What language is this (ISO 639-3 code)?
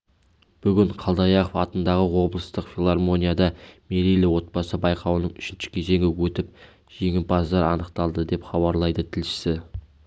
kaz